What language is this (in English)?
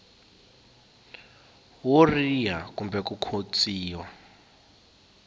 Tsonga